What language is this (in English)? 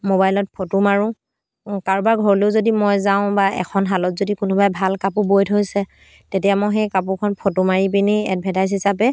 Assamese